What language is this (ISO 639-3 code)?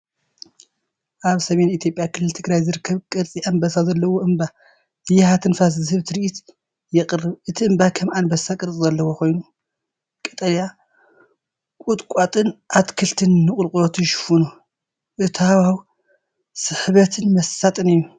tir